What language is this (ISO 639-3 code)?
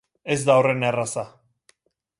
eus